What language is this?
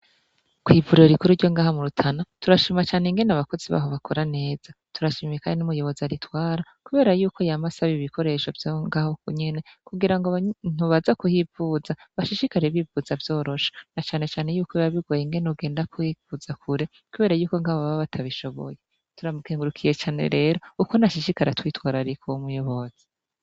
Rundi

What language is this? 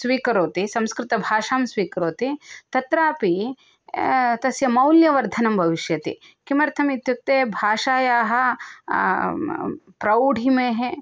Sanskrit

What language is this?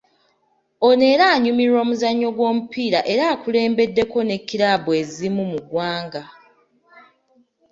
Ganda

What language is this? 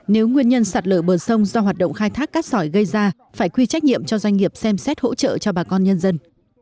Vietnamese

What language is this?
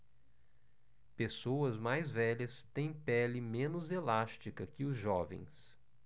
Portuguese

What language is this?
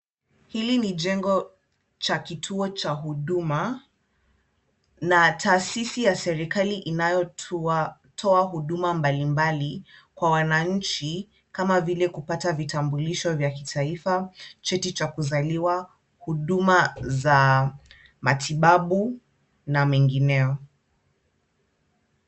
Swahili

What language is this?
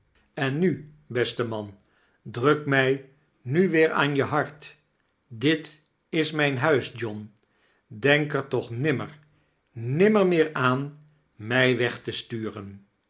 Dutch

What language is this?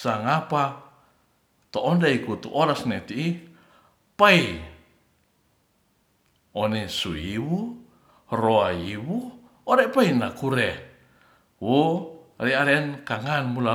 Ratahan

